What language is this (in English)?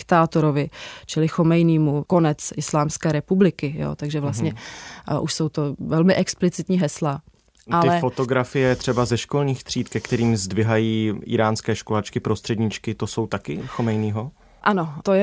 Czech